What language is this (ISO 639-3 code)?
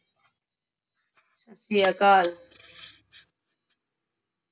pan